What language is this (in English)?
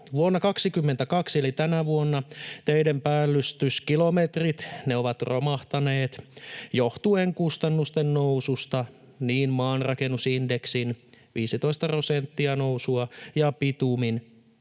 Finnish